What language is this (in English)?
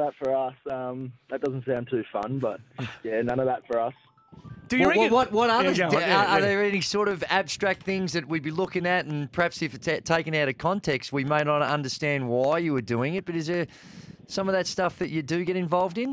English